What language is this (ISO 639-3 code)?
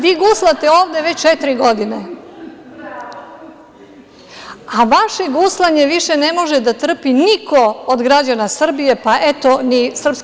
srp